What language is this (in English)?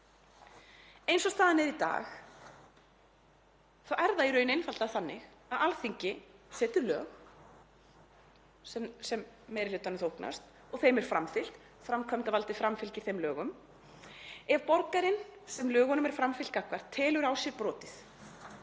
Icelandic